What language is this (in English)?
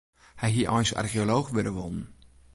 Western Frisian